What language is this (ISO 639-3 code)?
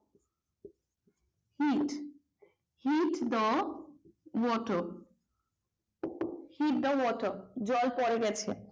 ben